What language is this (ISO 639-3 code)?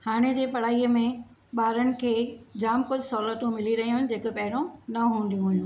snd